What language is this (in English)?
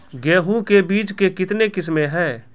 Maithili